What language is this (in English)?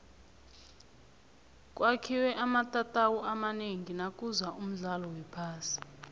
South Ndebele